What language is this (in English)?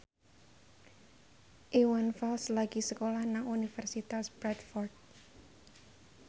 Javanese